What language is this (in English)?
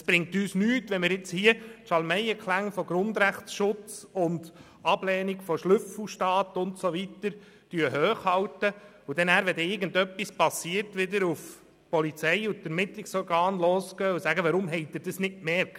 Swiss German